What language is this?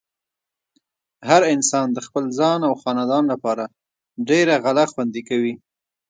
Pashto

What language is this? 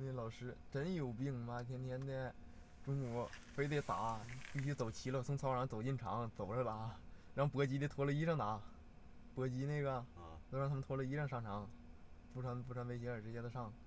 Chinese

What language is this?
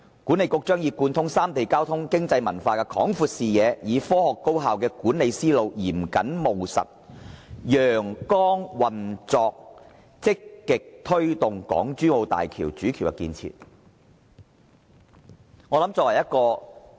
Cantonese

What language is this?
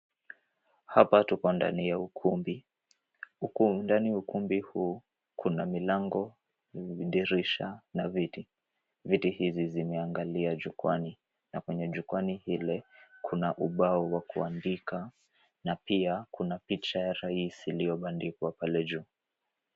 Swahili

